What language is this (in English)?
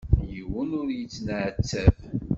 Kabyle